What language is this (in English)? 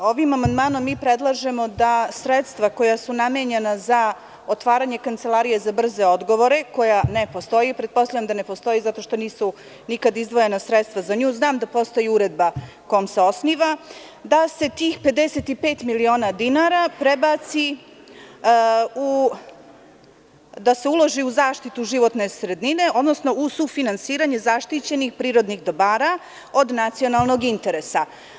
Serbian